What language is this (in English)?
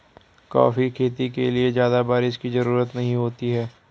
Hindi